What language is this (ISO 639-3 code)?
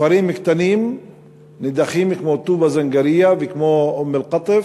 heb